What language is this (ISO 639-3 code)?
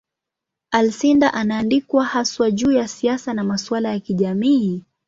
swa